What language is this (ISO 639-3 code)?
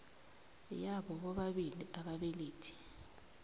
nbl